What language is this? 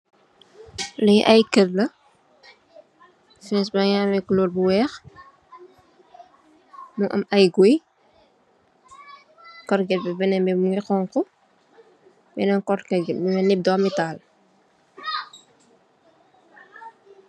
Wolof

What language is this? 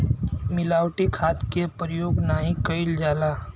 Bhojpuri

